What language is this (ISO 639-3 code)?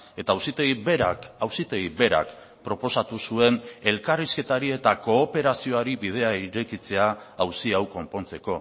eus